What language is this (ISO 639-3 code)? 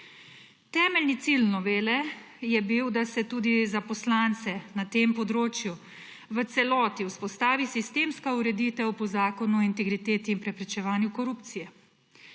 slv